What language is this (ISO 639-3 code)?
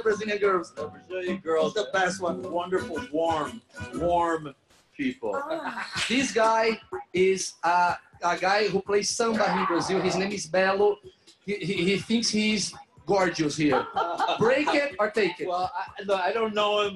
por